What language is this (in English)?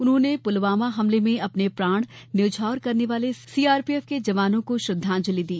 Hindi